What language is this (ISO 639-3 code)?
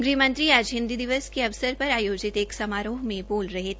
hin